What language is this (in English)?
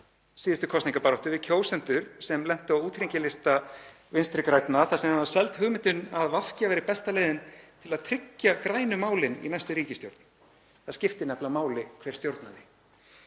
Icelandic